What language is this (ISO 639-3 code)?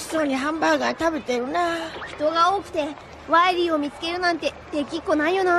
jpn